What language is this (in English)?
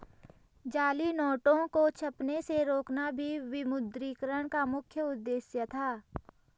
Hindi